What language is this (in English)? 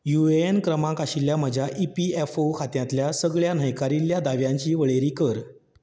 Konkani